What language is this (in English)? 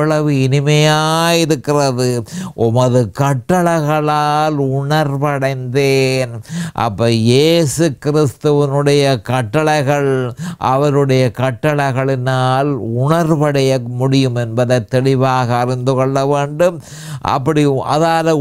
Tamil